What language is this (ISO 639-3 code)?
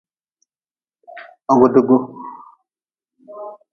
nmz